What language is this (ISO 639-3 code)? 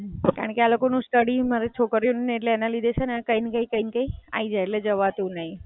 guj